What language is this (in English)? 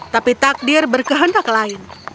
Indonesian